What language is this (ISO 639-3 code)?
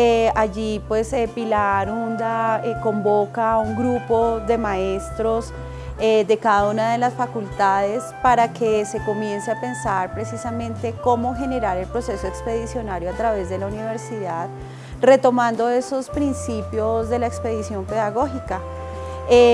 spa